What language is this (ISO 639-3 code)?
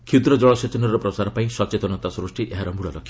ori